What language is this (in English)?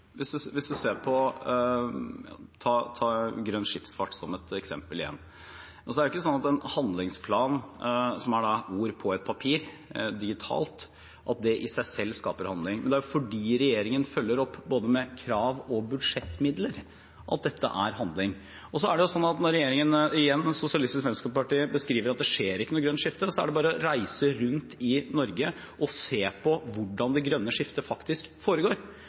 Norwegian Bokmål